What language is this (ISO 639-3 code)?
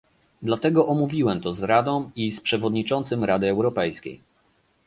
pol